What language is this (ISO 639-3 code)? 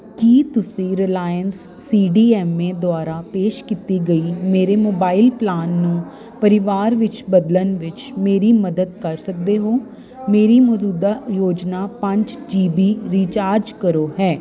pan